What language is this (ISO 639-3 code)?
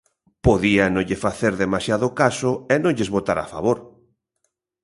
glg